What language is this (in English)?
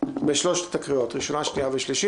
Hebrew